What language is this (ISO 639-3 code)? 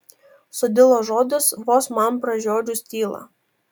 lit